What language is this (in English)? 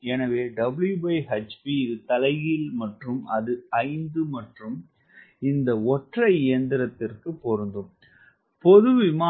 Tamil